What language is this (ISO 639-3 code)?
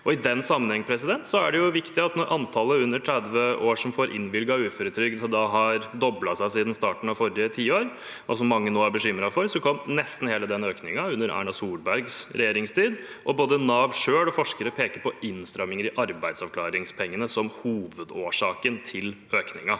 nor